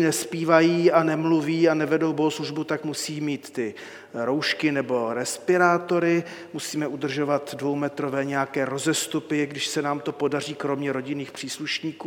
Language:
Czech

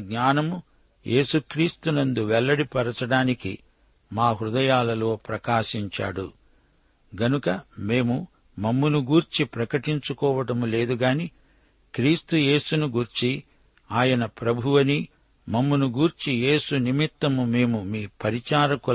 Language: Telugu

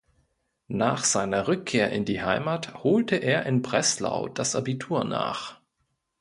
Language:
German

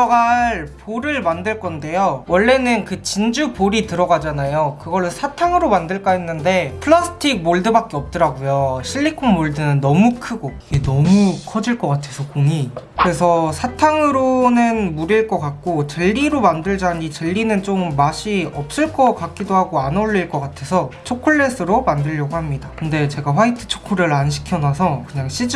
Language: Korean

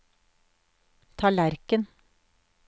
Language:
Norwegian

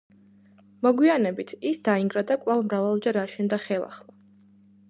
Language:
Georgian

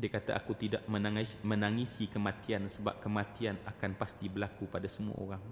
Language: Malay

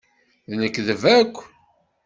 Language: Kabyle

